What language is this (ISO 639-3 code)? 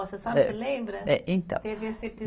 por